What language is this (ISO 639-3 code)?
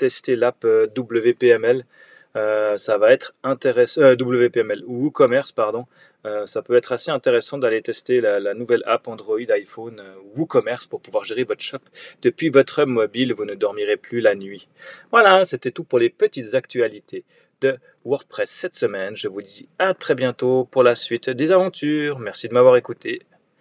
fra